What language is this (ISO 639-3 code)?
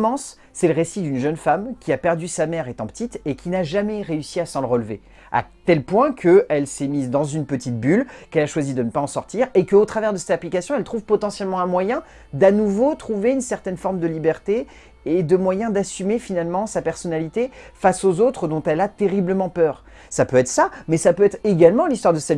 fra